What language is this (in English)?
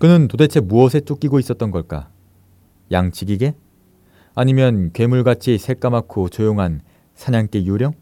Korean